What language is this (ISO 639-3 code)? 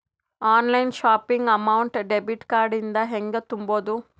kan